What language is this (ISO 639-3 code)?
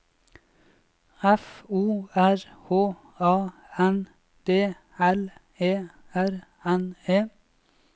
nor